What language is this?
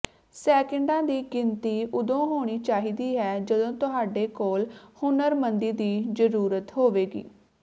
Punjabi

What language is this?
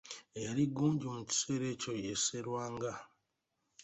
Ganda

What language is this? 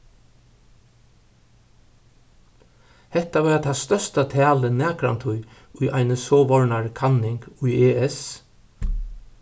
Faroese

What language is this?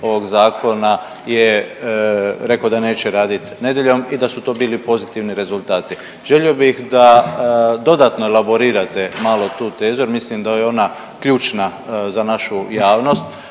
Croatian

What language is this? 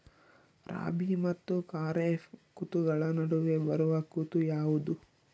Kannada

